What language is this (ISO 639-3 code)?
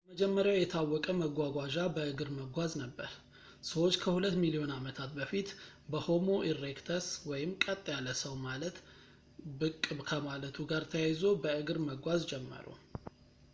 amh